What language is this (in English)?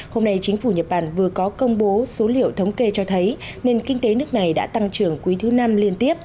Vietnamese